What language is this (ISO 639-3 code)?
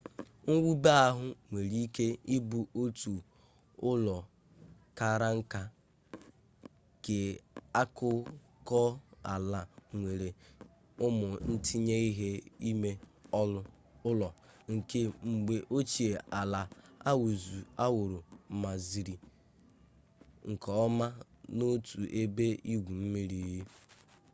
ibo